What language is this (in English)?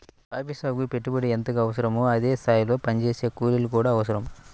Telugu